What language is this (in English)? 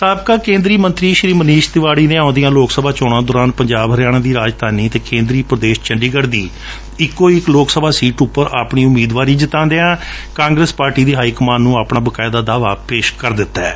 Punjabi